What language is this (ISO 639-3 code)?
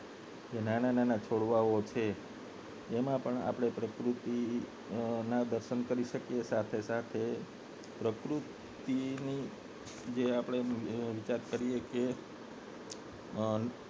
guj